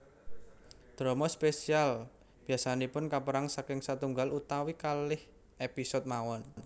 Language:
Javanese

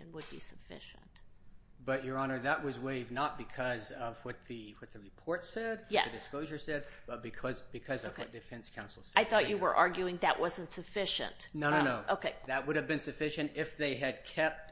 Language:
English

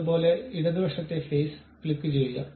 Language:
Malayalam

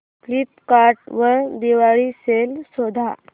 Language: Marathi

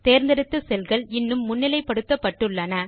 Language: Tamil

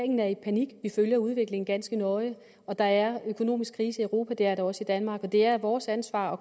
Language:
Danish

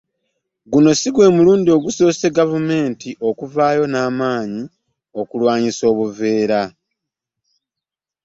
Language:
Ganda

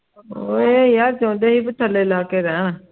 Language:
Punjabi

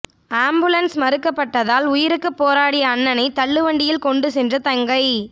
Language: Tamil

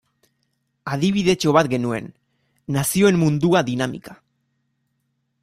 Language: Basque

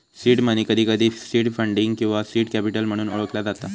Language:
Marathi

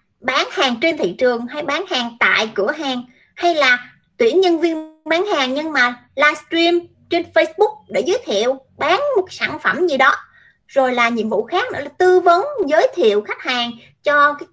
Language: Vietnamese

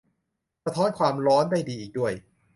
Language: Thai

